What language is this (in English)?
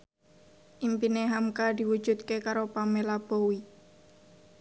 Javanese